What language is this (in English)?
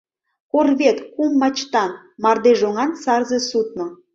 Mari